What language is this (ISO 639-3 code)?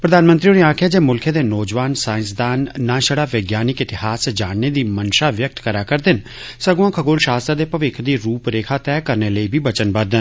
doi